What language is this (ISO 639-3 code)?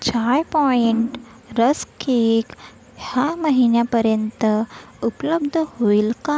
mar